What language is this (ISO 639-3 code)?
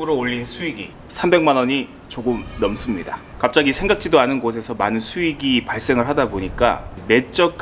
kor